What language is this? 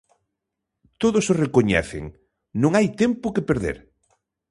Galician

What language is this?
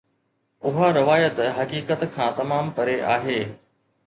Sindhi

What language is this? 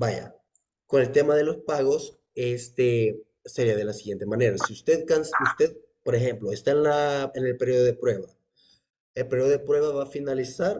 Spanish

